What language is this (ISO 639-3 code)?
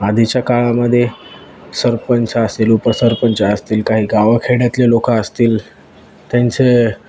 mar